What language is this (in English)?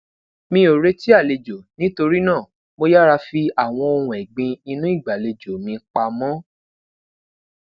Yoruba